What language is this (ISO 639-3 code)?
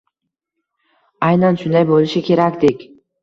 uzb